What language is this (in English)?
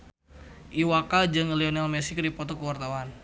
Sundanese